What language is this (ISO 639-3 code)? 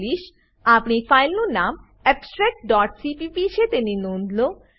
guj